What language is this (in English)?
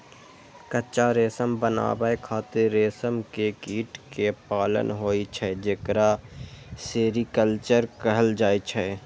Maithili